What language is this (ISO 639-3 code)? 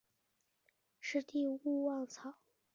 zho